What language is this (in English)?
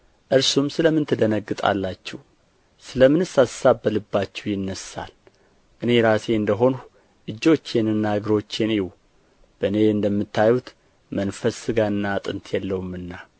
Amharic